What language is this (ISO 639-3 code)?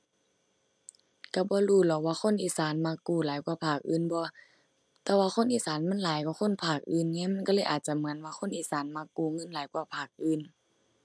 tha